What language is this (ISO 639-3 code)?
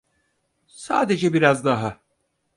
tur